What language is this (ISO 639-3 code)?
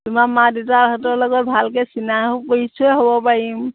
asm